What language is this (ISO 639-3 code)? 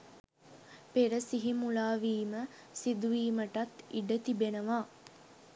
sin